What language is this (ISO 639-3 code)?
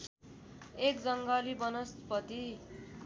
nep